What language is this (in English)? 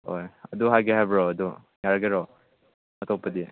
Manipuri